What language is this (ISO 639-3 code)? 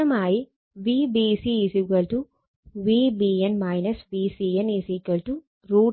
mal